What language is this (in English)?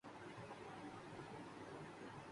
Urdu